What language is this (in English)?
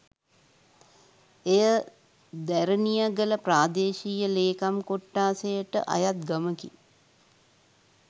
Sinhala